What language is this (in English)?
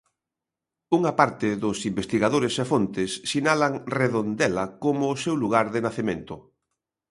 Galician